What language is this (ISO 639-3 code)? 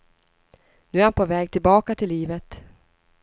swe